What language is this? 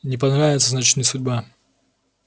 Russian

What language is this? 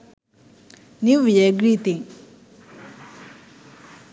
Sinhala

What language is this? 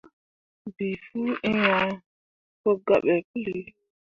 Mundang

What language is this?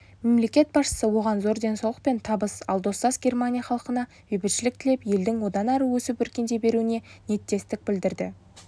Kazakh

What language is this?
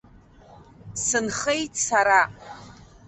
Abkhazian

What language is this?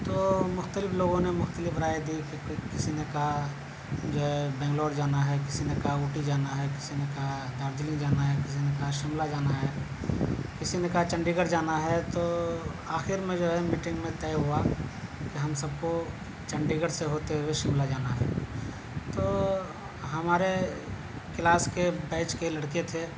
Urdu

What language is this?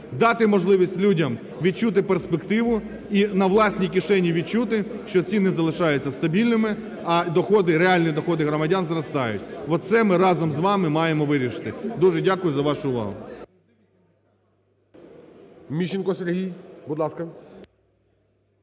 Ukrainian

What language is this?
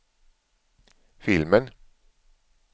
Swedish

